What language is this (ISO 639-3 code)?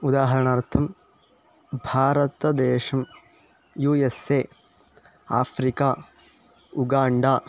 san